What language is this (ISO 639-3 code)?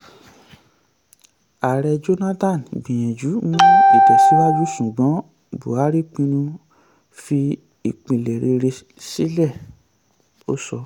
yor